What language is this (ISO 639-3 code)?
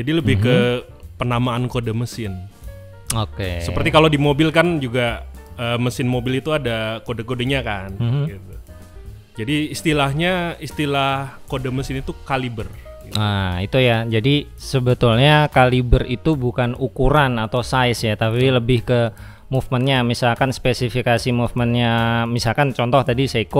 ind